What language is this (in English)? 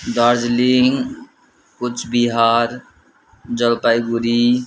Nepali